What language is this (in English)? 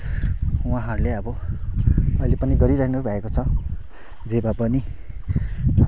Nepali